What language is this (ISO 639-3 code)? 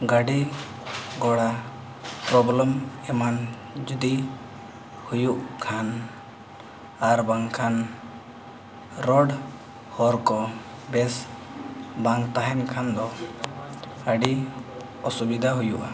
sat